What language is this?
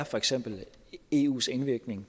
Danish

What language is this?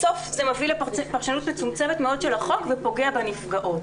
Hebrew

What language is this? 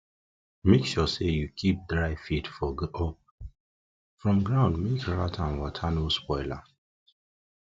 Nigerian Pidgin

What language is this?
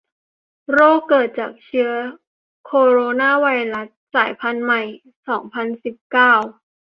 Thai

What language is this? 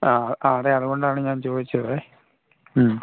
Malayalam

